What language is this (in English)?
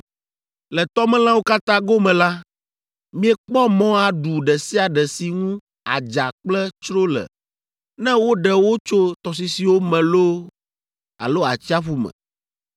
Ewe